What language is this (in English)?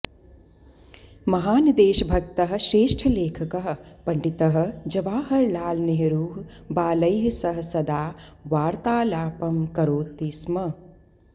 Sanskrit